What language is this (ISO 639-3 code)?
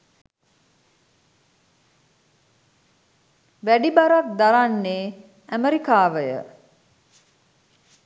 sin